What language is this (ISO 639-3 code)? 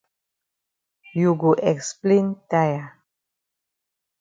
wes